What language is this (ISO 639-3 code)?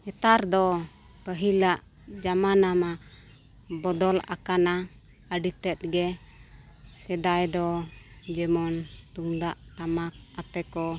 sat